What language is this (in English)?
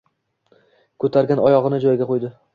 Uzbek